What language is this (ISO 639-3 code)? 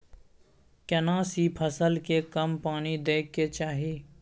mai